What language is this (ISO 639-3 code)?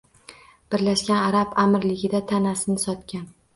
uzb